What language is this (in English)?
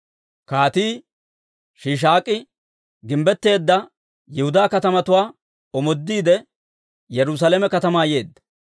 Dawro